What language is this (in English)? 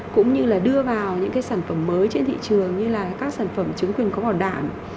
Vietnamese